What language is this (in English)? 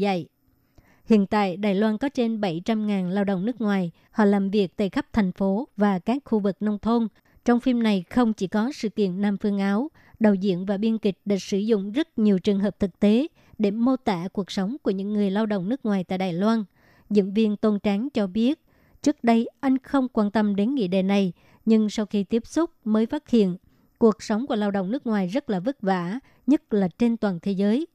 Vietnamese